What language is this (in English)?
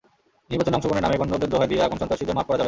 Bangla